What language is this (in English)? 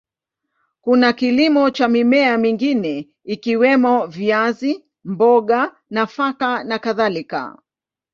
Swahili